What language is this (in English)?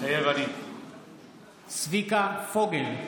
Hebrew